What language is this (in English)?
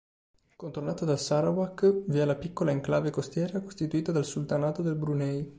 Italian